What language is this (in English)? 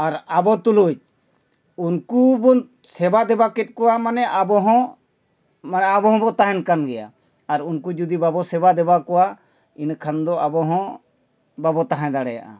Santali